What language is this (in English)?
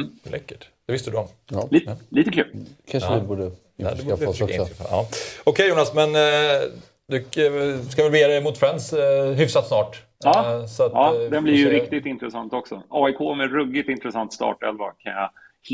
Swedish